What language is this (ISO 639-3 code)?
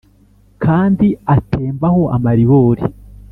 kin